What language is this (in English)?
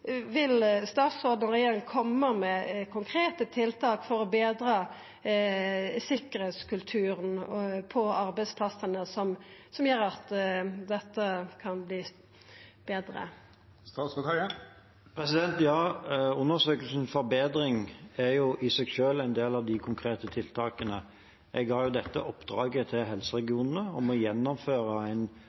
Norwegian